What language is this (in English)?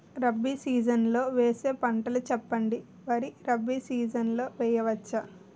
Telugu